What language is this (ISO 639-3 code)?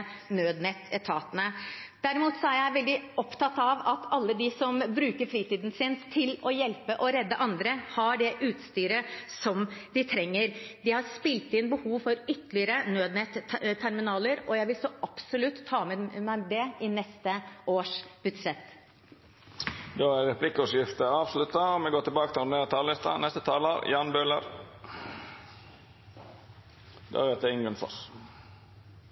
nor